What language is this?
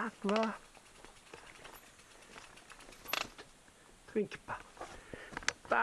German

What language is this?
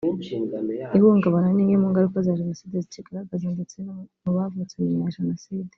Kinyarwanda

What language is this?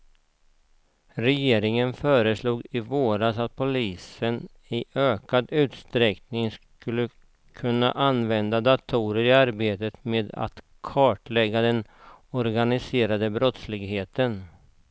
Swedish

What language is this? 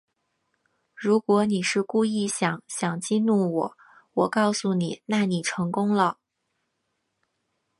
Chinese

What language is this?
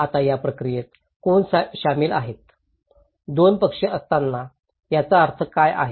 Marathi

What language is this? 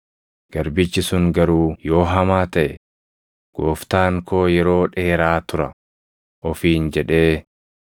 Oromo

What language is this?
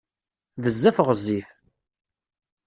Kabyle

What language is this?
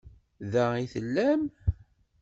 Kabyle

